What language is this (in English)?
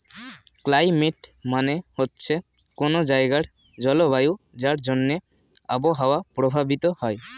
Bangla